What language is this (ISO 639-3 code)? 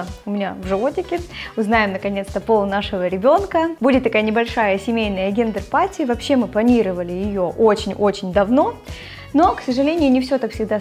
rus